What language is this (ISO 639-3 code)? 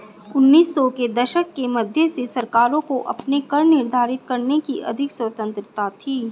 hin